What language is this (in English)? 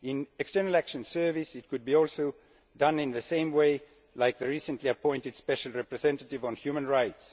English